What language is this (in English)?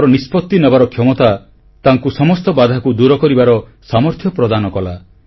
Odia